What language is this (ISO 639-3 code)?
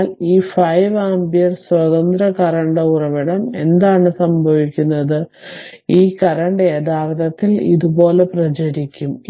mal